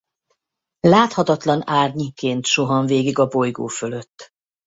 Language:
Hungarian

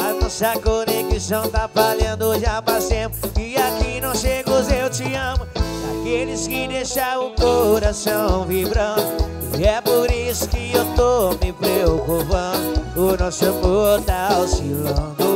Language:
Portuguese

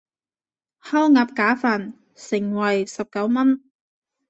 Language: Cantonese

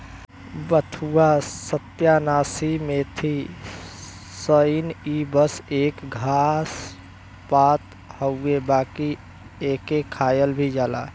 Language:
Bhojpuri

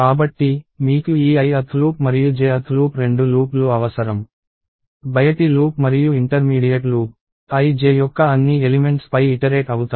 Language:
Telugu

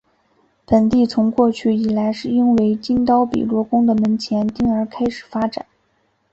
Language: Chinese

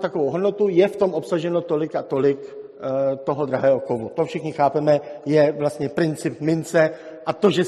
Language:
Czech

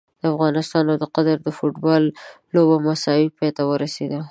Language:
Pashto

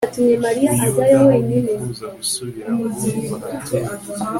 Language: Kinyarwanda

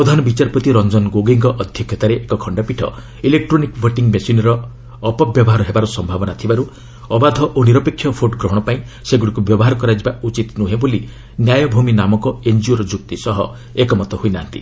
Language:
Odia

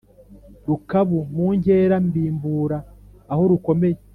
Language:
Kinyarwanda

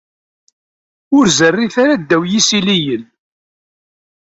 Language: Kabyle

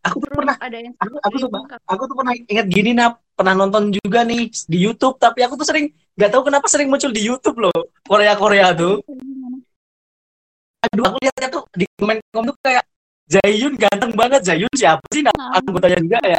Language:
Indonesian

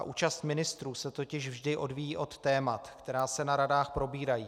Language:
Czech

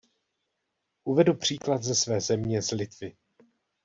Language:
Czech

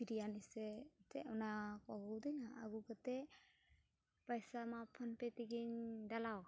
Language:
Santali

